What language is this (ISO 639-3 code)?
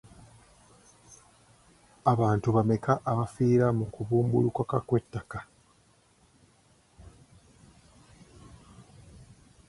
lug